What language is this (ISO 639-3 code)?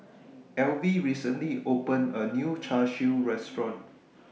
eng